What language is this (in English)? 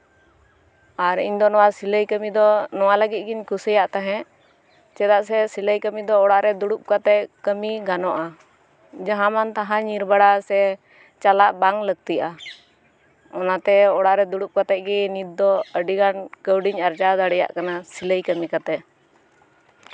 Santali